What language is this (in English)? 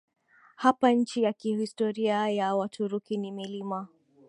Swahili